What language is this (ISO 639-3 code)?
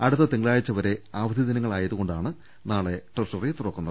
mal